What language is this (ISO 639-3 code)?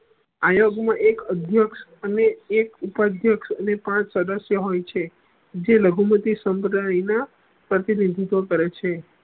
guj